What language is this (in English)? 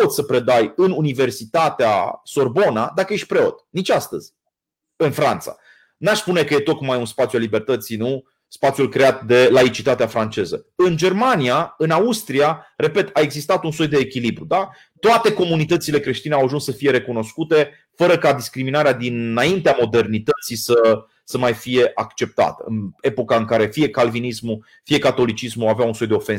Romanian